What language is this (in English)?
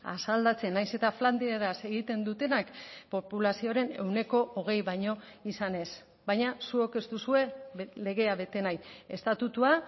Basque